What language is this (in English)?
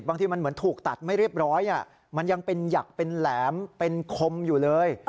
Thai